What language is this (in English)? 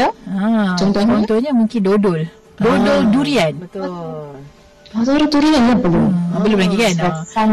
Malay